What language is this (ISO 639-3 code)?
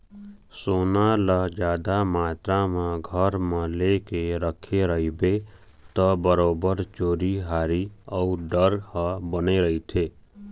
hne